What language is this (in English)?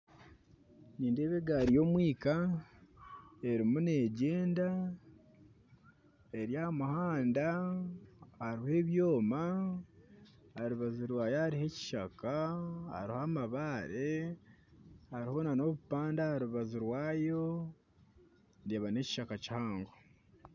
Nyankole